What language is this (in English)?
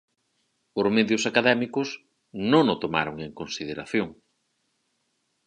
Galician